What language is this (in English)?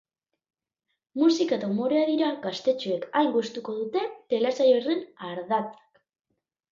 Basque